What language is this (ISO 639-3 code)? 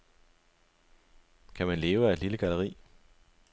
dan